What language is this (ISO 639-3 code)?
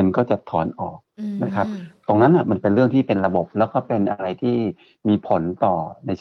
tha